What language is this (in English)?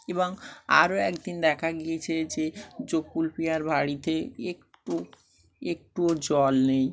Bangla